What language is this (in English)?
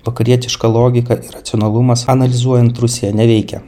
Lithuanian